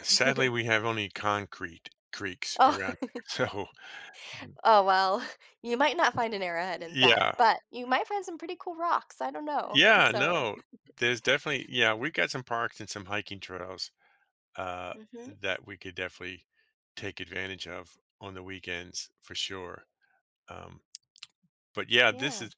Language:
English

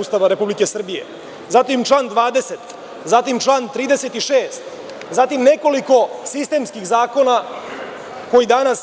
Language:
Serbian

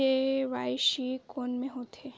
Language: Chhattisgarhi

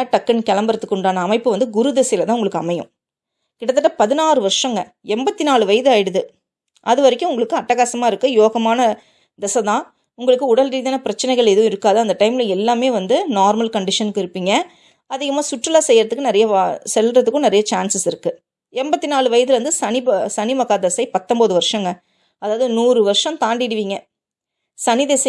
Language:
Tamil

